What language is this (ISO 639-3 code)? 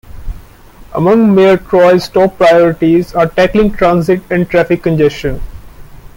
eng